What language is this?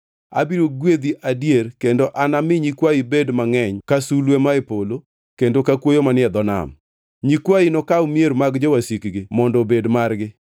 Luo (Kenya and Tanzania)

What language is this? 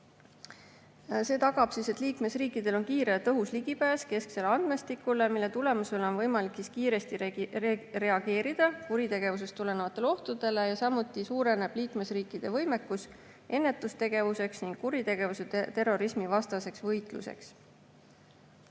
Estonian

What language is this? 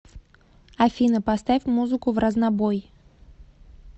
Russian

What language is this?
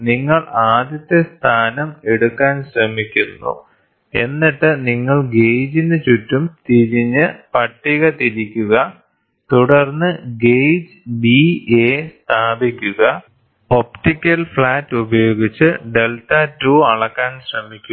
Malayalam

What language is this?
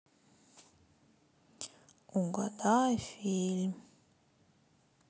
Russian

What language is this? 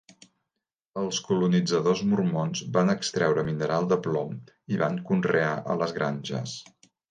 Catalan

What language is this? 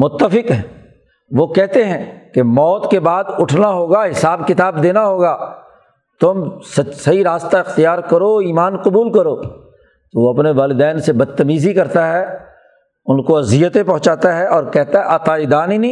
Urdu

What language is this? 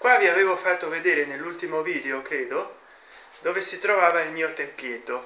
Italian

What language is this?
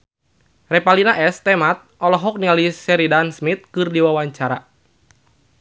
Sundanese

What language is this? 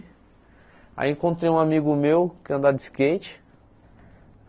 Portuguese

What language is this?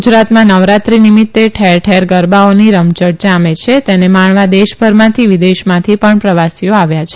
Gujarati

